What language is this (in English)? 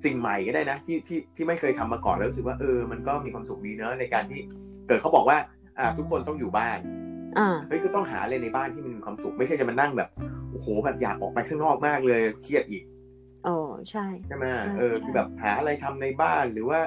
Thai